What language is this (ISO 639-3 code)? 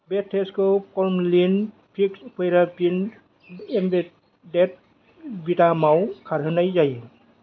brx